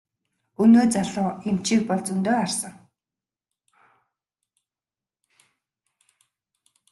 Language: Mongolian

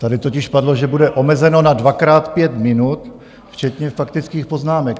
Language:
Czech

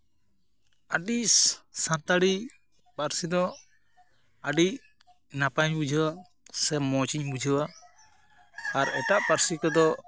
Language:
Santali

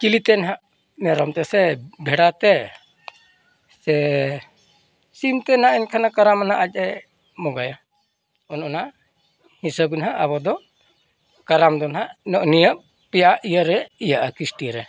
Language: Santali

